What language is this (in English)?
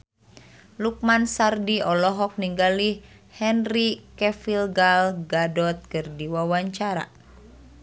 Sundanese